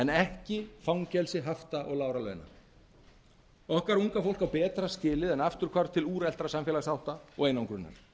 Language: Icelandic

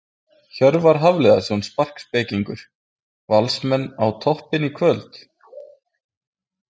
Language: Icelandic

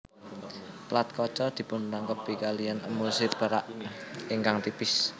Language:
Javanese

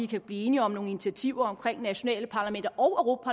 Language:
Danish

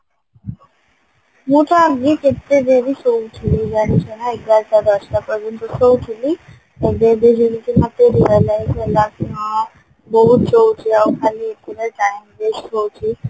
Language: Odia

